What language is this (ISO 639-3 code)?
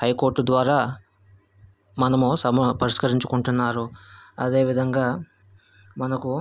tel